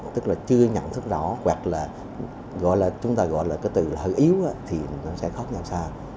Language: Vietnamese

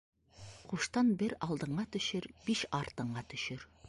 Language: Bashkir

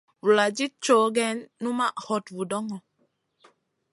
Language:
Masana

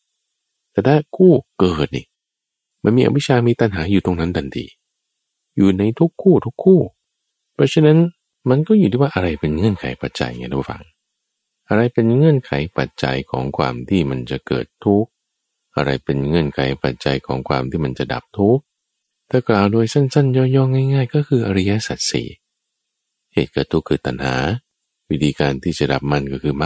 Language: Thai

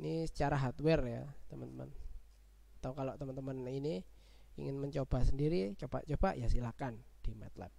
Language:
Indonesian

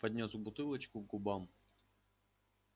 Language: Russian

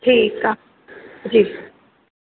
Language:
Sindhi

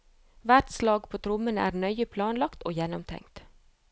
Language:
Norwegian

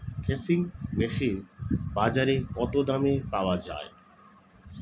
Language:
Bangla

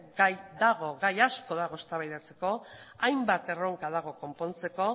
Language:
Basque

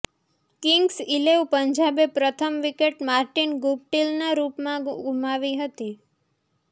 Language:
Gujarati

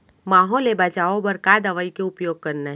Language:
Chhattisgarhi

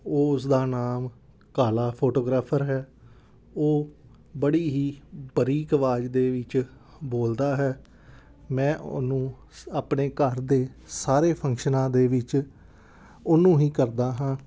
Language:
Punjabi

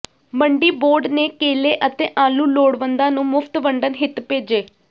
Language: Punjabi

